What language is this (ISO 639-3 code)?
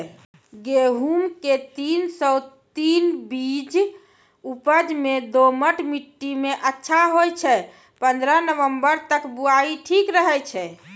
mai